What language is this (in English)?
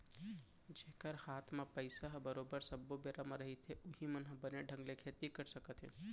Chhattisgarhi